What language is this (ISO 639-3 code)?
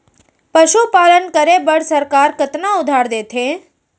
hne